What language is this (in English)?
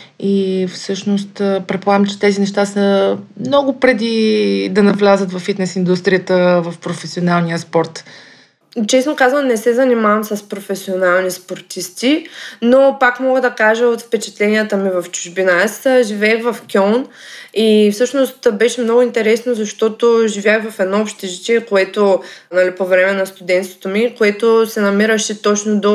Bulgarian